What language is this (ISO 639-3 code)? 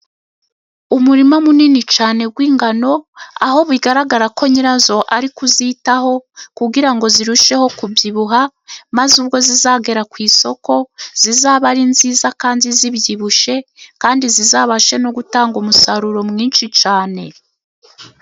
kin